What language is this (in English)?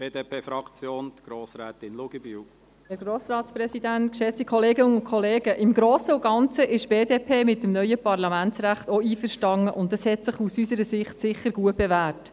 Swiss German